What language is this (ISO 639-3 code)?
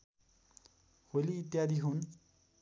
nep